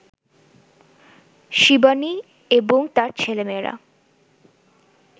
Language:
Bangla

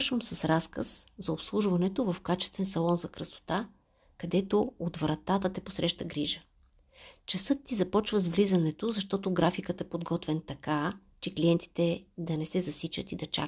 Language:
Bulgarian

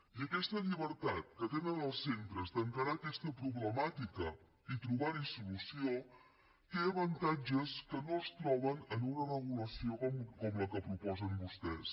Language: Catalan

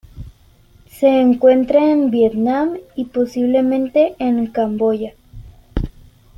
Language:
Spanish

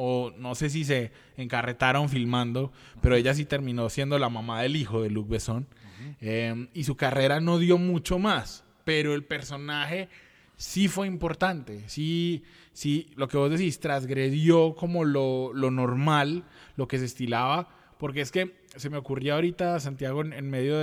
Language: Spanish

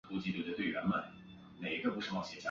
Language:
Chinese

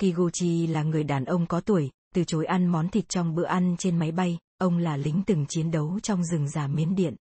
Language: Vietnamese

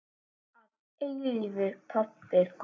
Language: Icelandic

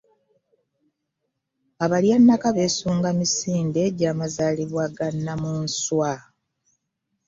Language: Ganda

